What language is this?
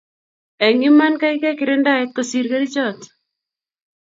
Kalenjin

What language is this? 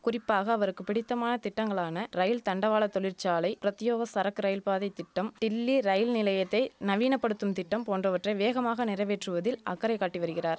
Tamil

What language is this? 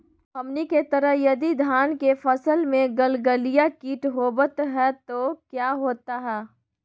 Magahi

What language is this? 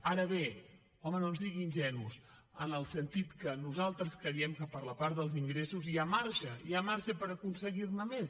Catalan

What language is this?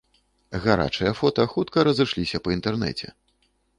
Belarusian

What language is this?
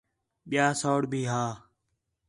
Khetrani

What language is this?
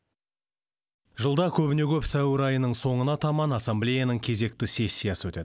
Kazakh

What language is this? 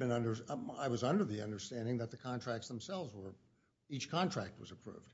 English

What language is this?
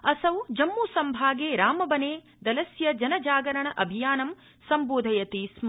Sanskrit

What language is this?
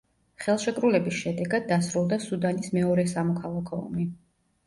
Georgian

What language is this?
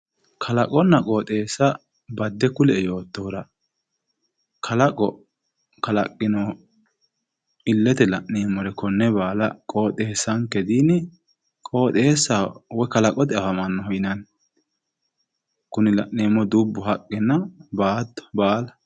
Sidamo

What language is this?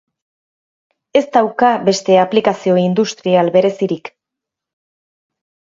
Basque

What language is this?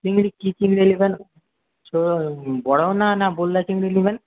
Bangla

